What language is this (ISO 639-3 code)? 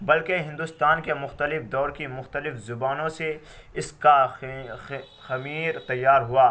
urd